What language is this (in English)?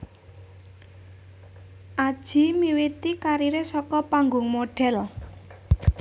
Javanese